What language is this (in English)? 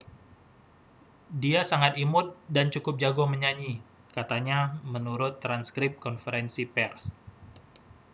Indonesian